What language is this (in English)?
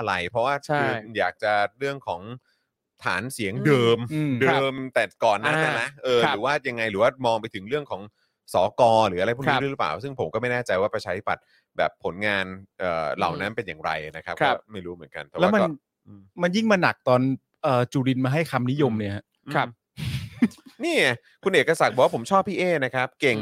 Thai